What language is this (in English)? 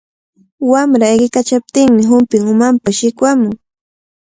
Cajatambo North Lima Quechua